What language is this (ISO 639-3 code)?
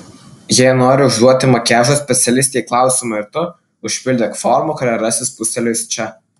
lit